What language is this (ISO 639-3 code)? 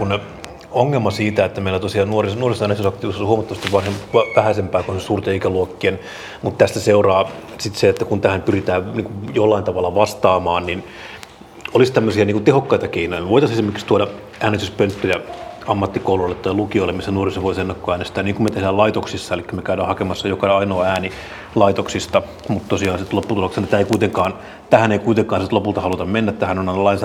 fin